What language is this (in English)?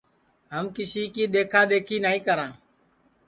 Sansi